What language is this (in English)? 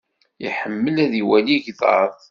Kabyle